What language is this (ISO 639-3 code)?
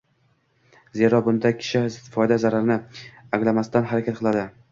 uzb